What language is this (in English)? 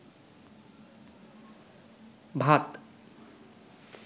Bangla